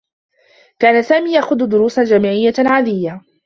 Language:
Arabic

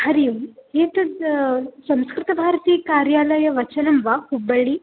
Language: Sanskrit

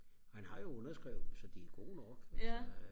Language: Danish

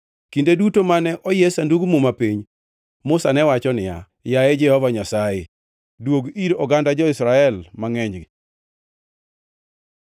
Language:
Luo (Kenya and Tanzania)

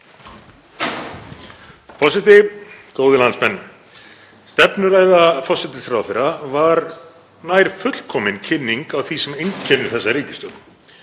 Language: Icelandic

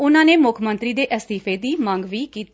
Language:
Punjabi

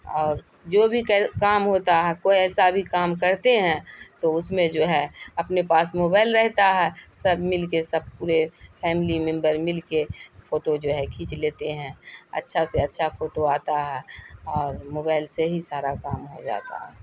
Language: Urdu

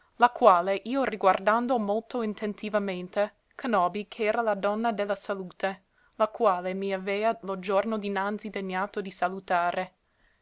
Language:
Italian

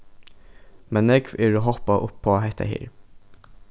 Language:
Faroese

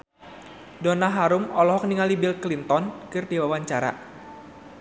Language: Sundanese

